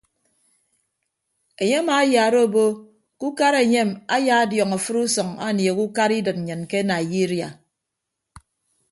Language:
Ibibio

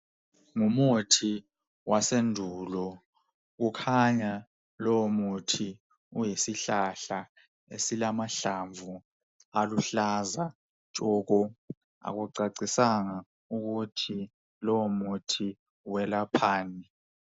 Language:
North Ndebele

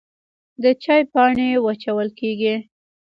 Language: Pashto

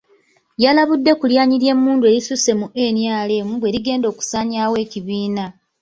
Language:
Ganda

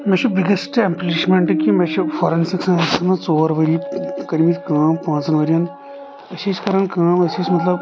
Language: Kashmiri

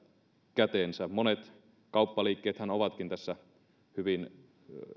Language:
Finnish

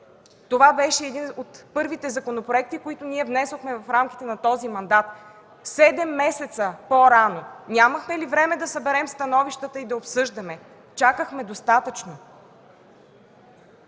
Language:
Bulgarian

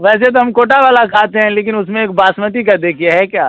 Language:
Hindi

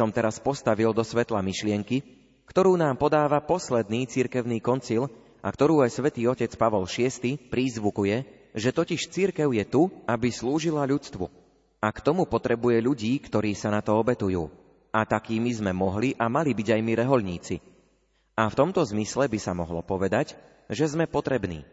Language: Slovak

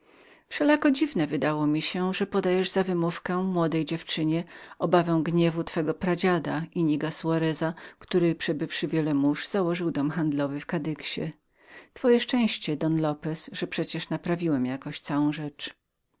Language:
Polish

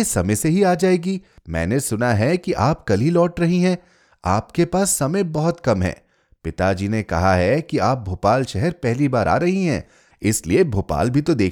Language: Hindi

